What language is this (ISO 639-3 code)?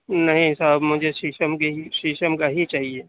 urd